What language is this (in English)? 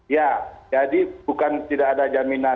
Indonesian